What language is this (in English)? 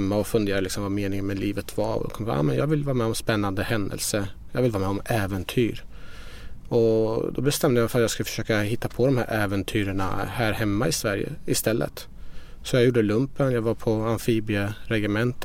Swedish